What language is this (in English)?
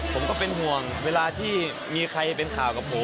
Thai